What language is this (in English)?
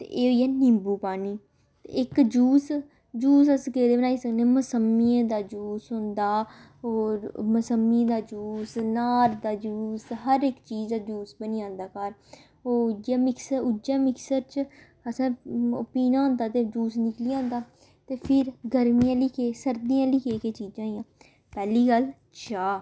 Dogri